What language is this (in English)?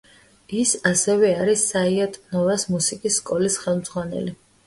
Georgian